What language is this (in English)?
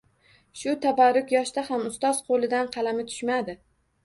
Uzbek